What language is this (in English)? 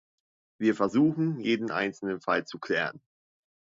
German